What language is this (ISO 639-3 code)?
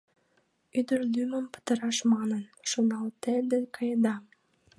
chm